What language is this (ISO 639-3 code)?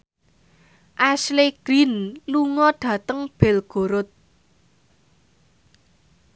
jav